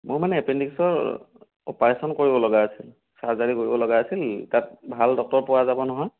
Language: Assamese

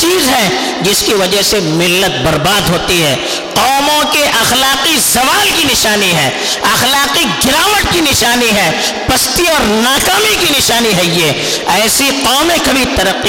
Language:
Urdu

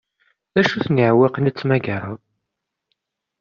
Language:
Kabyle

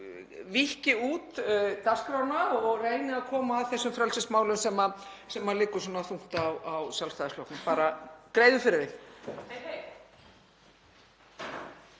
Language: Icelandic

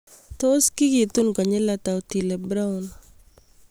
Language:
Kalenjin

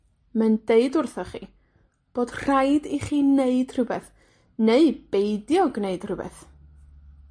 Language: Welsh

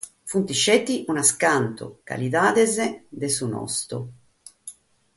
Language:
Sardinian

